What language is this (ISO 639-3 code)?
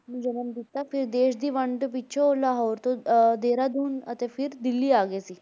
pan